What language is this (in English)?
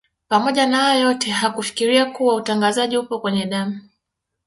Swahili